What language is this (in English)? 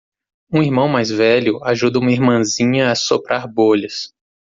Portuguese